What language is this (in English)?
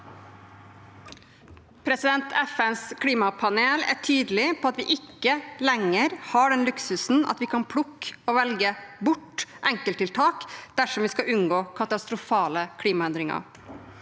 Norwegian